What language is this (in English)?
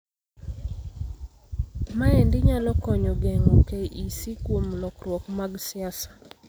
Luo (Kenya and Tanzania)